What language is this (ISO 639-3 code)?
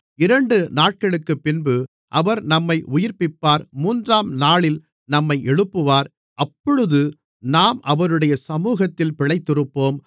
tam